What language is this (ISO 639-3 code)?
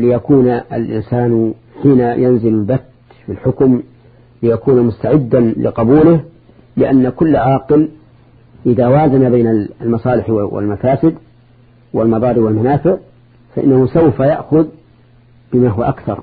ara